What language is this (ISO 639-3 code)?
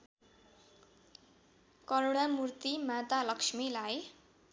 nep